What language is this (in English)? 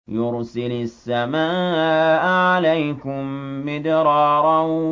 Arabic